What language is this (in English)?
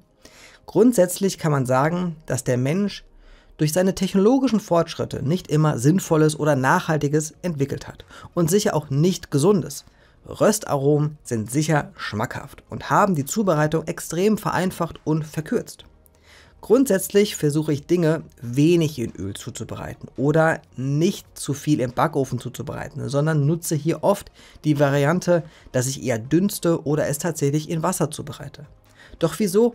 German